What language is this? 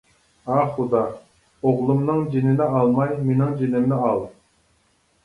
Uyghur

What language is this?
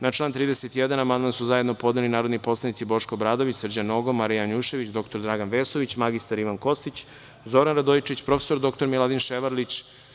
Serbian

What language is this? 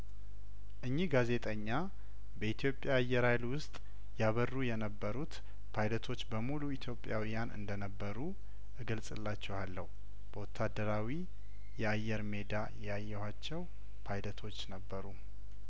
Amharic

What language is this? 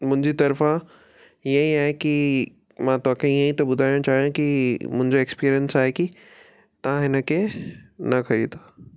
Sindhi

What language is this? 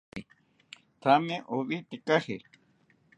South Ucayali Ashéninka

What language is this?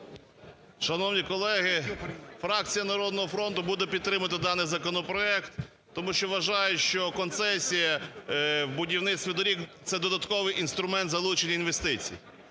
Ukrainian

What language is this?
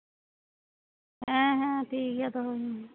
Santali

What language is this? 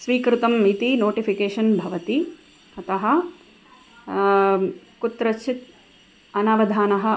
Sanskrit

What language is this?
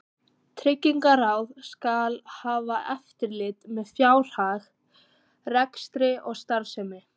Icelandic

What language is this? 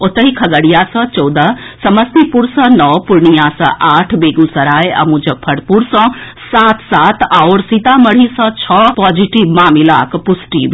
Maithili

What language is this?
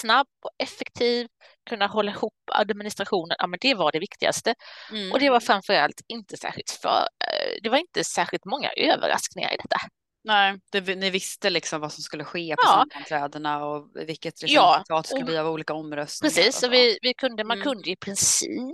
Swedish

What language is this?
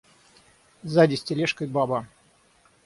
Russian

